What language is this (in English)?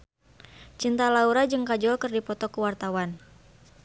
Sundanese